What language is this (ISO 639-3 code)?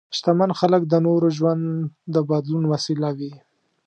pus